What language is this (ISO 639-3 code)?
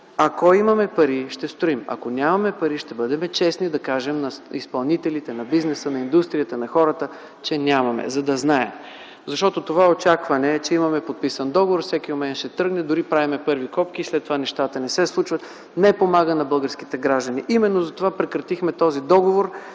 bul